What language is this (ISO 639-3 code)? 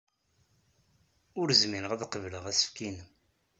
kab